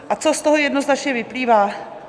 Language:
Czech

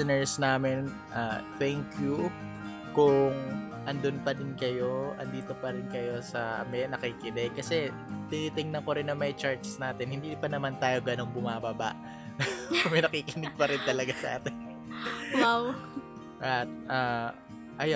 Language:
Filipino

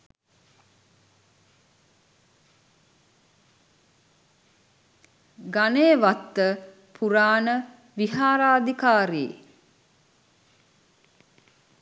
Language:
Sinhala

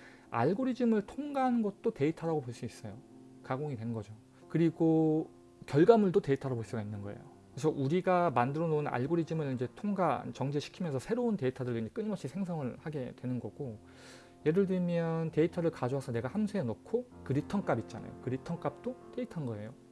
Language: Korean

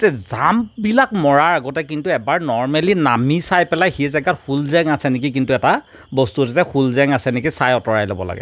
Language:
Assamese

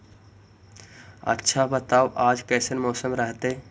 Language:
Magahi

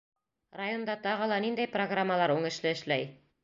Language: Bashkir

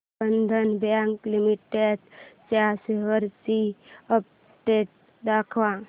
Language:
Marathi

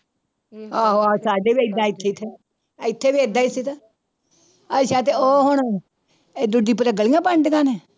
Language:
Punjabi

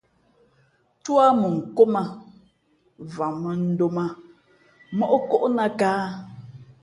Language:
Fe'fe'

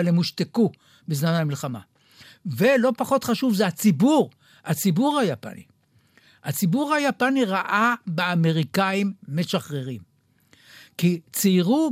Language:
Hebrew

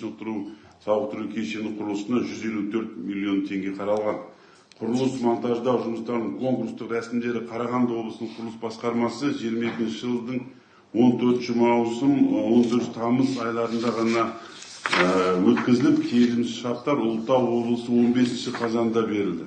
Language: Turkish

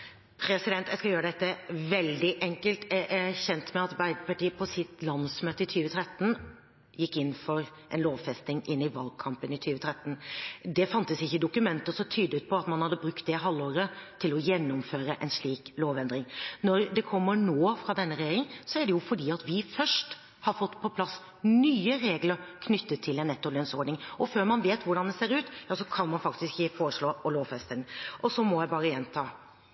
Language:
Norwegian Bokmål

